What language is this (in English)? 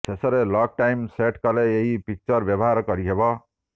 Odia